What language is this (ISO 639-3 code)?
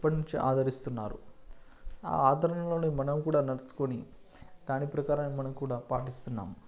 tel